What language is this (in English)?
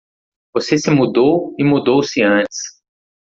Portuguese